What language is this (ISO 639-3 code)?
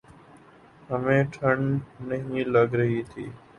urd